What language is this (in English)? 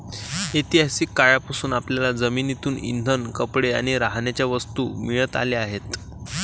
Marathi